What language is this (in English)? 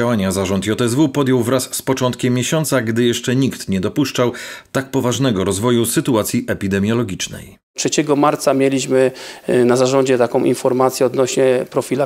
Polish